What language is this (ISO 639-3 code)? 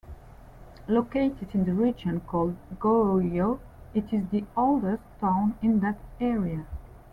eng